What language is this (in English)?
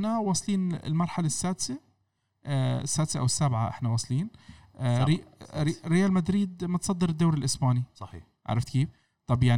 Arabic